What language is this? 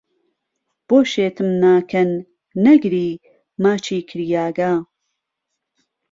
Central Kurdish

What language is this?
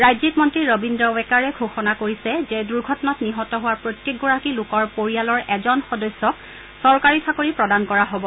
Assamese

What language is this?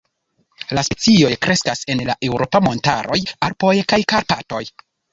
Esperanto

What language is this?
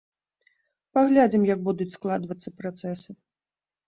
Belarusian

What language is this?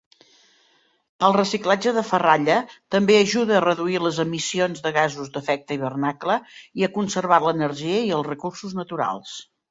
Catalan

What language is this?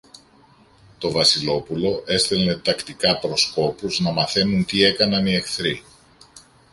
Greek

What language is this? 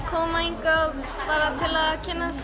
Icelandic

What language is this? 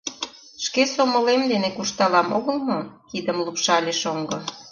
Mari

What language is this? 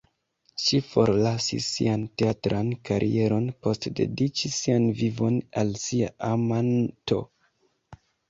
Esperanto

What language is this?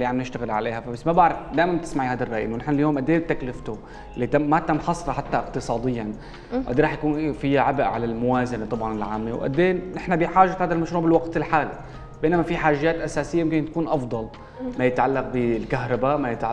Arabic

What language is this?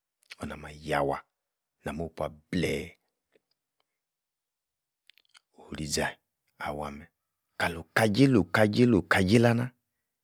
Yace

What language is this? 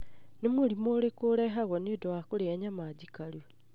Kikuyu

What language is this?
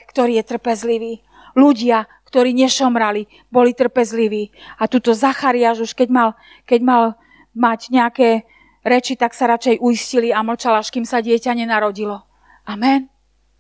Slovak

